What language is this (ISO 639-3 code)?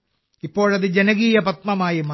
mal